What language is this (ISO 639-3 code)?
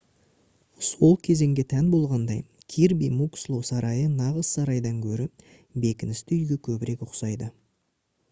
kaz